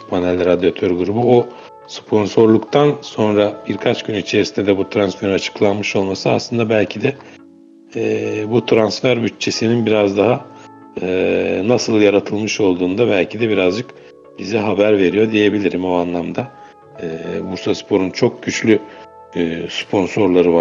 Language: Turkish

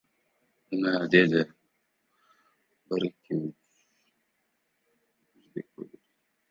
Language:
Uzbek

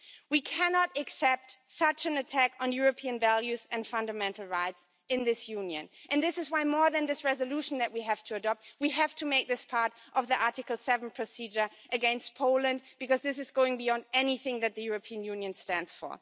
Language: English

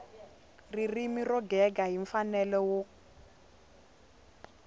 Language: Tsonga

